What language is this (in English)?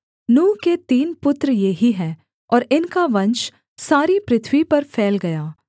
Hindi